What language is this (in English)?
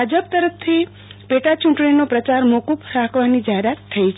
Gujarati